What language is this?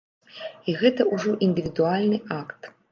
Belarusian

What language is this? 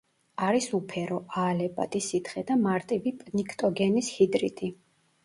Georgian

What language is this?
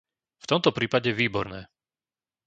Slovak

